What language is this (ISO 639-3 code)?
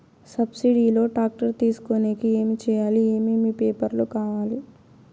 tel